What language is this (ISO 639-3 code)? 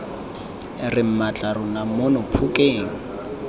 tsn